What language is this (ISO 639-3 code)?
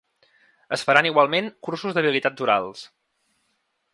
cat